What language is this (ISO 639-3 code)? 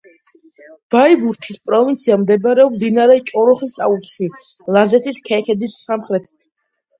kat